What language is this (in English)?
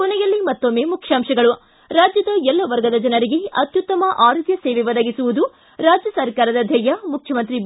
Kannada